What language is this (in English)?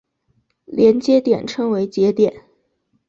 Chinese